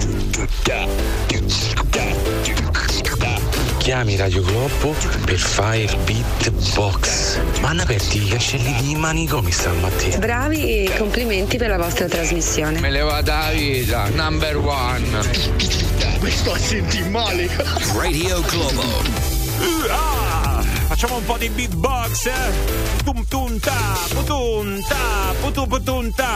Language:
Italian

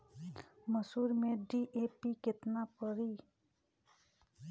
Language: Bhojpuri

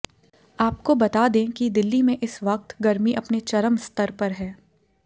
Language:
Hindi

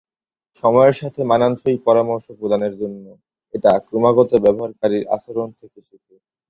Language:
Bangla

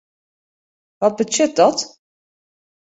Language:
Western Frisian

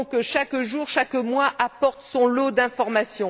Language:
French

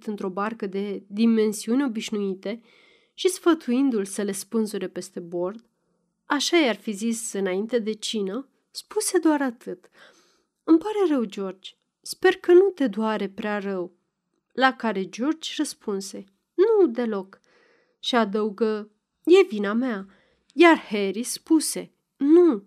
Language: Romanian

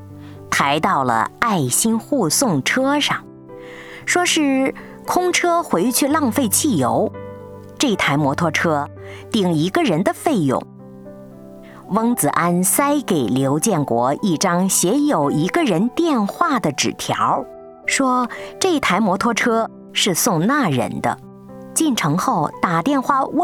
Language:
Chinese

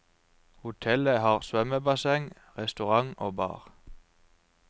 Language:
Norwegian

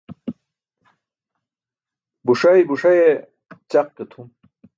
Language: Burushaski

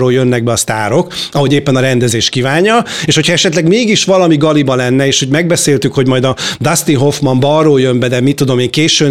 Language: Hungarian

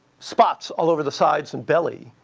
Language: English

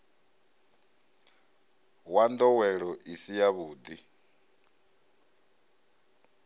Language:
Venda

